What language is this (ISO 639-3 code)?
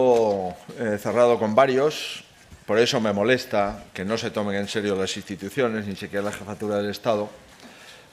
spa